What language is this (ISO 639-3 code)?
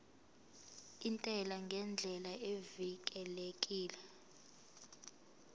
zul